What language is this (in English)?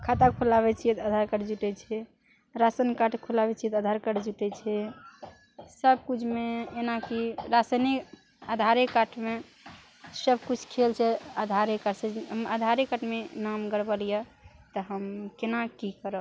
Maithili